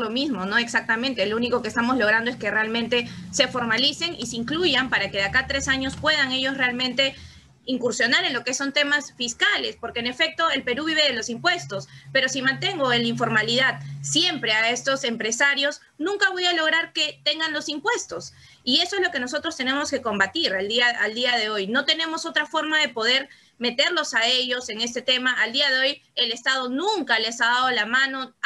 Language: Spanish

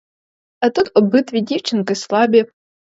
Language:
Ukrainian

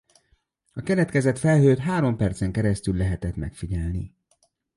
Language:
Hungarian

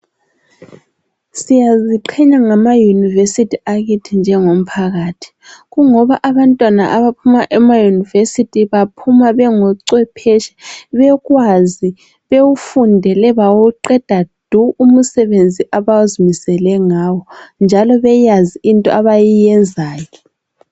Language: North Ndebele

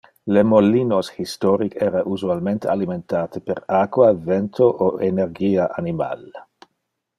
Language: Interlingua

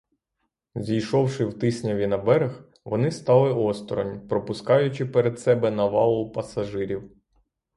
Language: Ukrainian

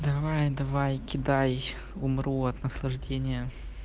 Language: Russian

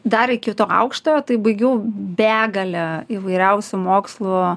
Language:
Lithuanian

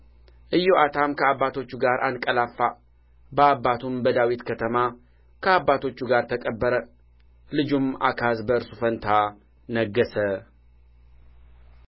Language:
Amharic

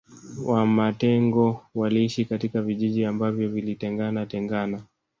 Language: Swahili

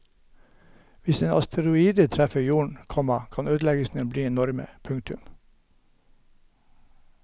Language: Norwegian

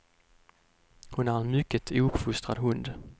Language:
Swedish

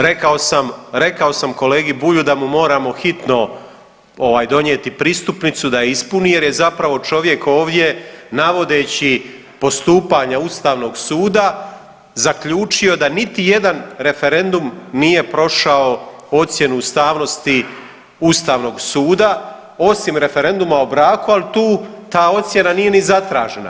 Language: Croatian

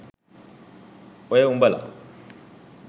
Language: Sinhala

